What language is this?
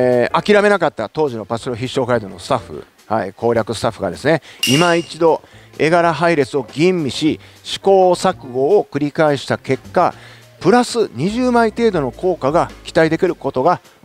Japanese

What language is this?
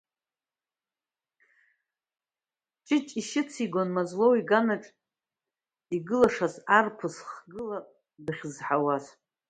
Abkhazian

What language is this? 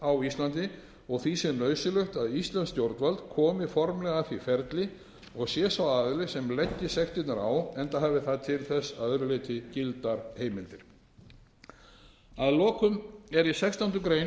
Icelandic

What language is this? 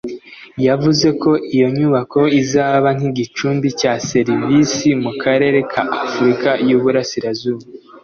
Kinyarwanda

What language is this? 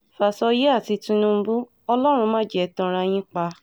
Yoruba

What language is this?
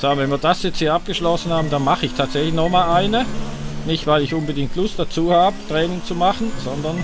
German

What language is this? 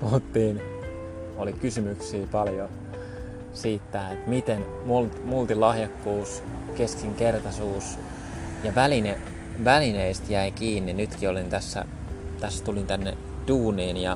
Finnish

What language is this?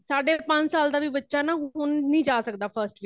Punjabi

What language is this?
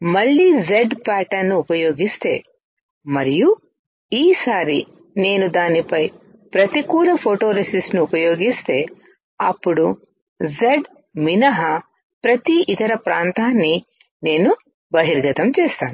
Telugu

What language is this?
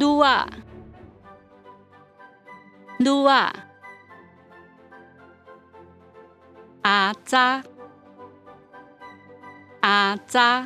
Thai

